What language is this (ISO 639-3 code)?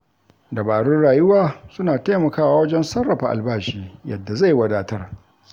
hau